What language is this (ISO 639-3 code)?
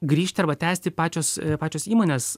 lit